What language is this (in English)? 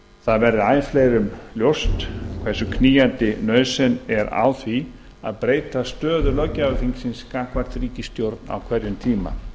Icelandic